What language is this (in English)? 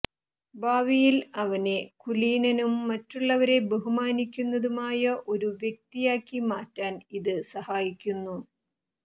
Malayalam